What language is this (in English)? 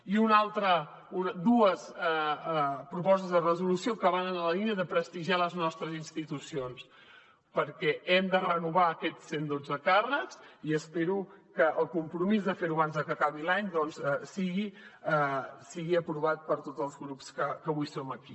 Catalan